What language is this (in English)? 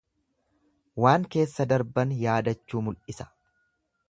Oromo